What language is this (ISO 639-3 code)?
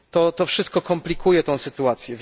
pol